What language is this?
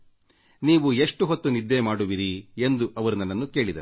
Kannada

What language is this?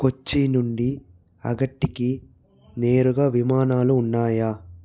Telugu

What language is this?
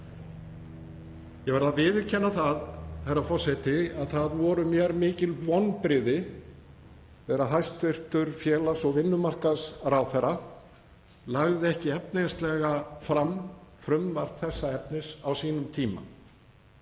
Icelandic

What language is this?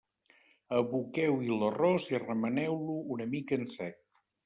Catalan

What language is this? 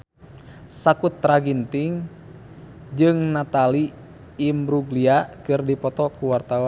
Sundanese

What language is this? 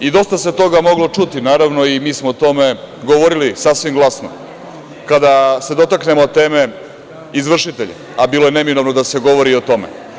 Serbian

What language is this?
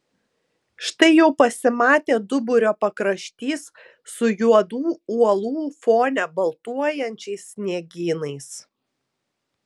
Lithuanian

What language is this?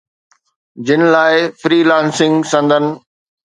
Sindhi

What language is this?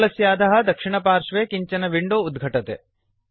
Sanskrit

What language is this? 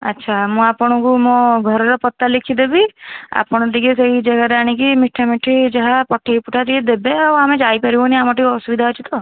Odia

